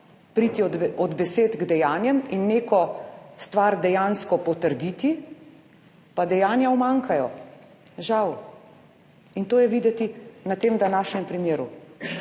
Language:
Slovenian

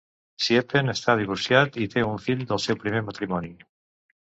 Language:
Catalan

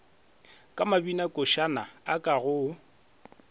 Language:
Northern Sotho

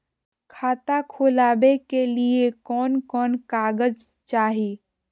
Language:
Magahi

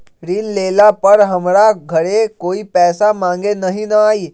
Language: Magahi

